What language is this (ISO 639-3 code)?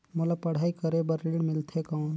hne